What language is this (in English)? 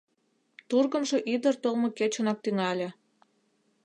Mari